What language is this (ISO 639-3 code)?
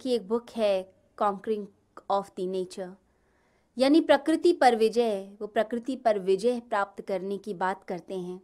hin